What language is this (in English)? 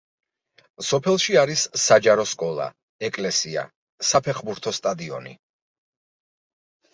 Georgian